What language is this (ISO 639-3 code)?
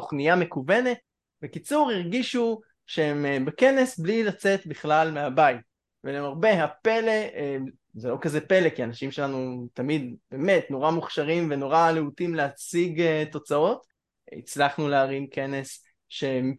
heb